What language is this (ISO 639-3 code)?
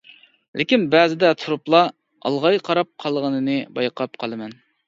uig